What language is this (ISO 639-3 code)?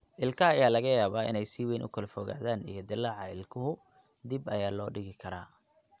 som